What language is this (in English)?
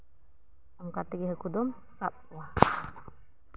Santali